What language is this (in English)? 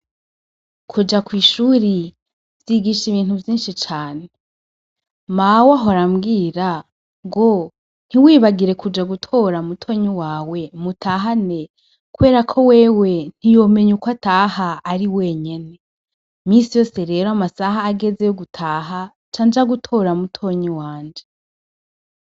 Rundi